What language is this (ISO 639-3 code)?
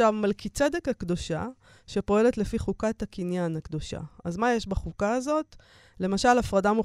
heb